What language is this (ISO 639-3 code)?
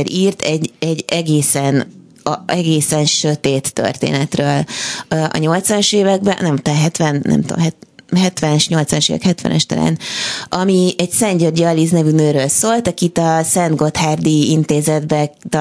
hun